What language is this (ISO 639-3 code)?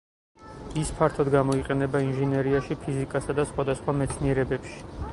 kat